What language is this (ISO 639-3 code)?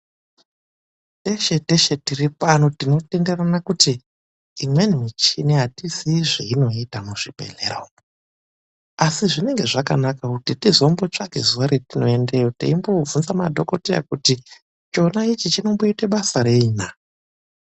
ndc